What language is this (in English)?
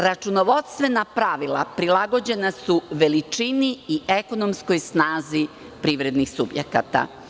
Serbian